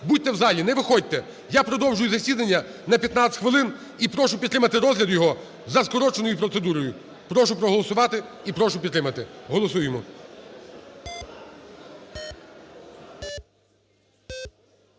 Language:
Ukrainian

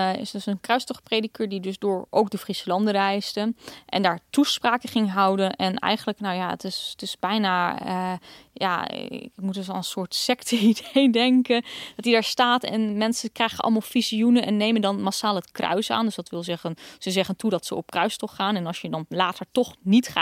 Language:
Dutch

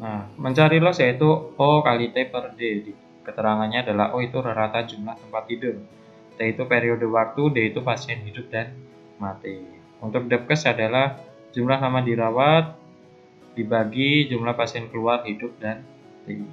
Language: Indonesian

